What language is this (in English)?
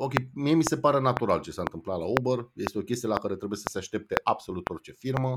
Romanian